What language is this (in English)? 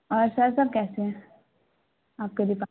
Urdu